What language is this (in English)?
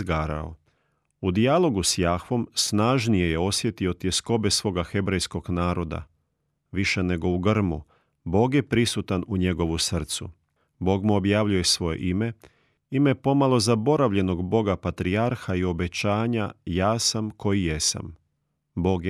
Croatian